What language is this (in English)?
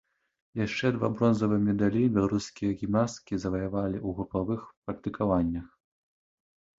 Belarusian